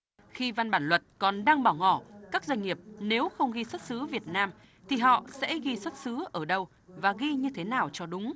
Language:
Vietnamese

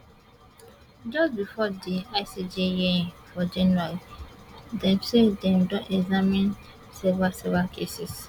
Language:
Nigerian Pidgin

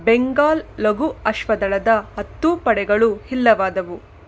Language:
Kannada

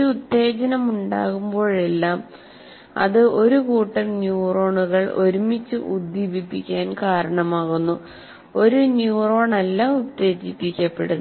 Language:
Malayalam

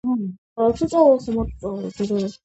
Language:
Georgian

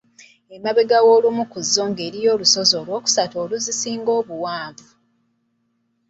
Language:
Ganda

